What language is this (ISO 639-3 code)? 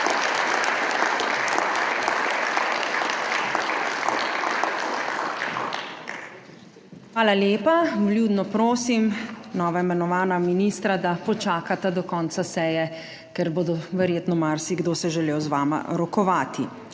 slv